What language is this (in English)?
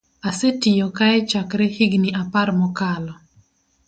Luo (Kenya and Tanzania)